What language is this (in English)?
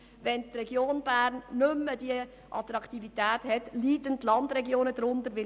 Swiss German